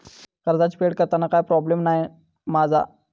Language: Marathi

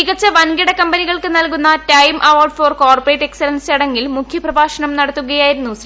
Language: Malayalam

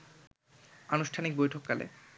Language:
Bangla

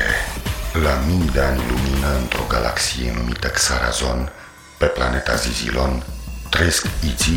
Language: Romanian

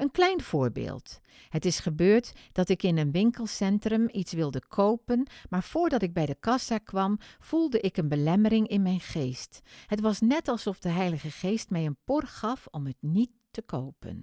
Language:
Dutch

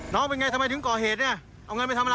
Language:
Thai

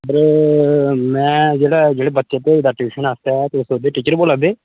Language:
Dogri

